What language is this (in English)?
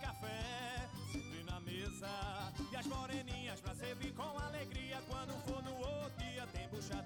Portuguese